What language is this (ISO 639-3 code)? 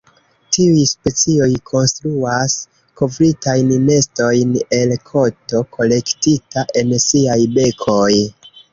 epo